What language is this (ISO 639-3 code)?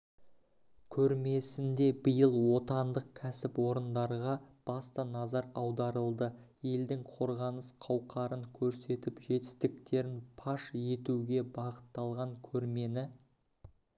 kaz